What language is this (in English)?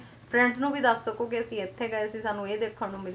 Punjabi